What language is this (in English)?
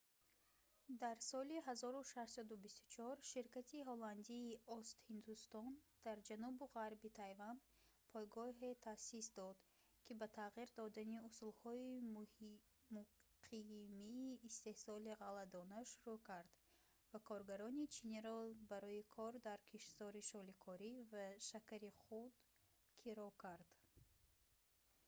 Tajik